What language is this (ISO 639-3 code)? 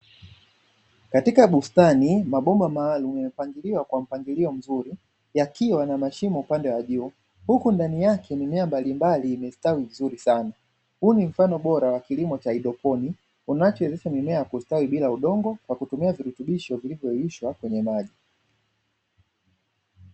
swa